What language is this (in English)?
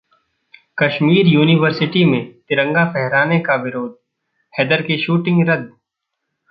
Hindi